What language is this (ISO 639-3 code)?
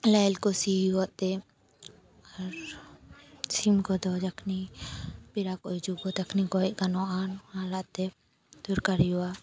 sat